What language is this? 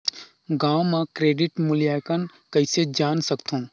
Chhattisgarhi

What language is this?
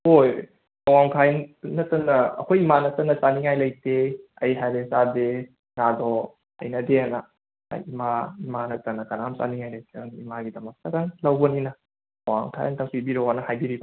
Manipuri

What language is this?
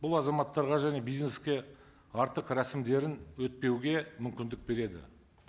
Kazakh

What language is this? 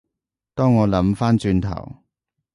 Cantonese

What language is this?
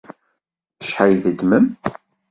Kabyle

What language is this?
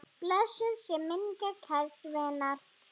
Icelandic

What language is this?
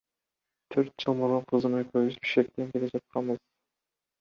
Kyrgyz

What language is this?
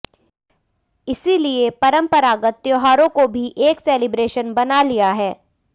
Hindi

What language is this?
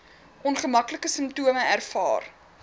Afrikaans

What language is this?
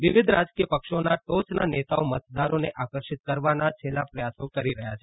Gujarati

